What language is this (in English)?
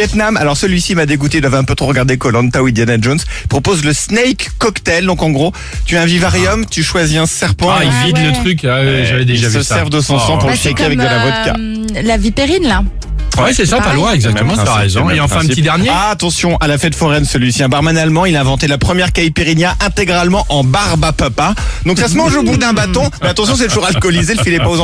French